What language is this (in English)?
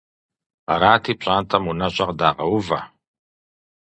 Kabardian